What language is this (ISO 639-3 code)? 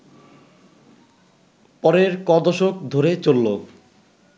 ben